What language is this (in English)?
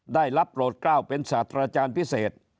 Thai